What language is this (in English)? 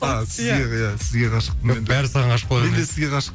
Kazakh